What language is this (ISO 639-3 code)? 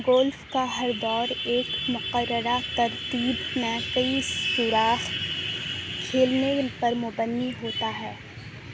urd